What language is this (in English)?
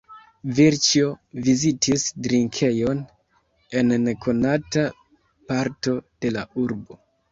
Esperanto